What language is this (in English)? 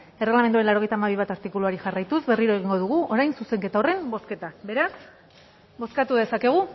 Basque